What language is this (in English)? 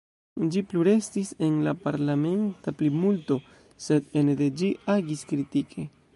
Esperanto